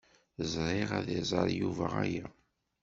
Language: Kabyle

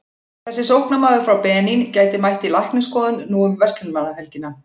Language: Icelandic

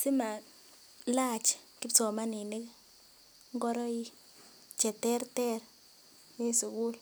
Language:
Kalenjin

